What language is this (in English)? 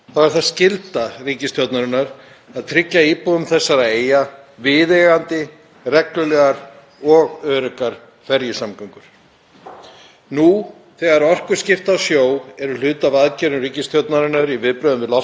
Icelandic